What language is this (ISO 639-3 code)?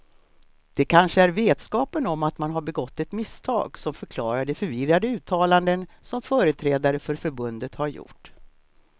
swe